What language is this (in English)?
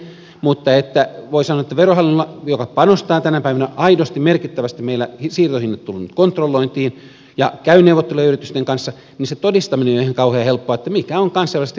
Finnish